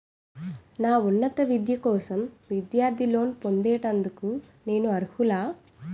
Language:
Telugu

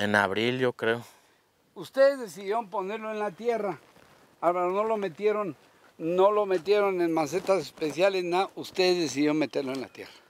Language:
Spanish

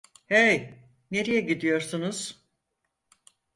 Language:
Turkish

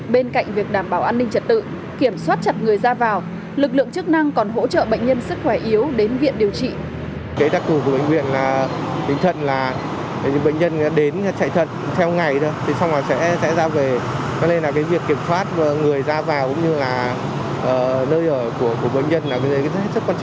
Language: Vietnamese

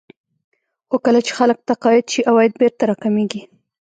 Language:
Pashto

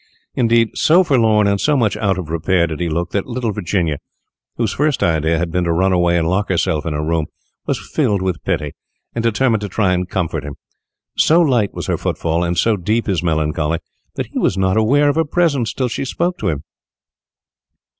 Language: English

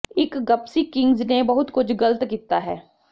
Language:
Punjabi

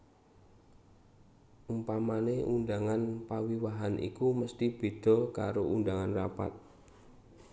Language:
Javanese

